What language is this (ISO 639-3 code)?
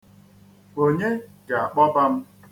ibo